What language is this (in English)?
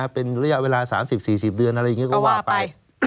Thai